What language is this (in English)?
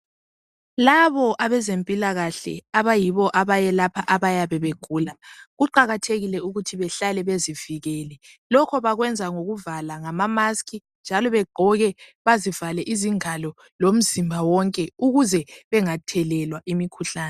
North Ndebele